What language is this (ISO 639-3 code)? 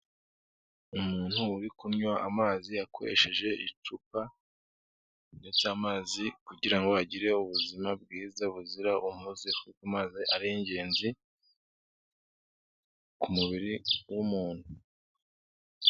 kin